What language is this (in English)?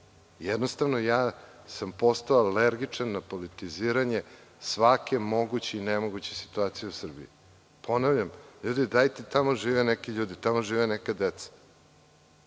Serbian